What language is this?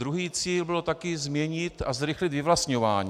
Czech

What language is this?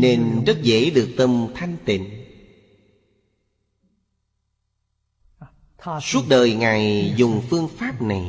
Vietnamese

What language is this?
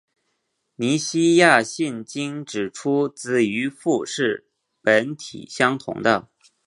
Chinese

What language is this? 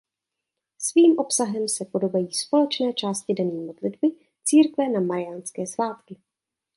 Czech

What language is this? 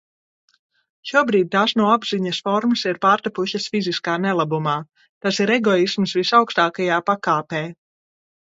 Latvian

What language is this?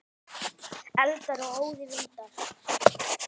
Icelandic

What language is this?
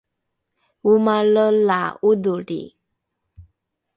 Rukai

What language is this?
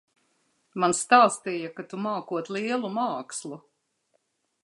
Latvian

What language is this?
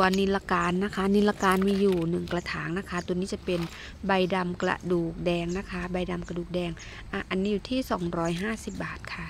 Thai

